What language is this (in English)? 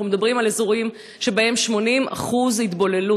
Hebrew